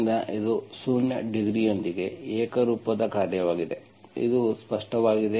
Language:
Kannada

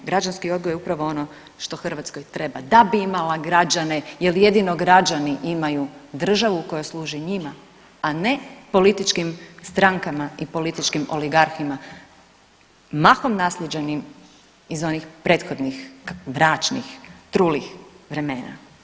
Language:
Croatian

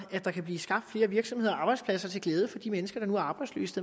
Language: Danish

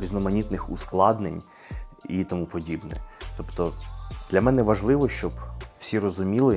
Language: Ukrainian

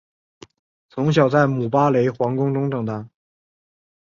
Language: Chinese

